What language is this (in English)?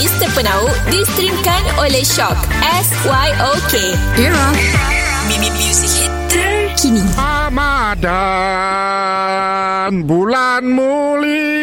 Malay